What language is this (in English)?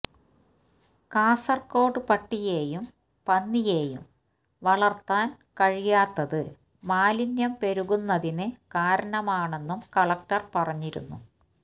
Malayalam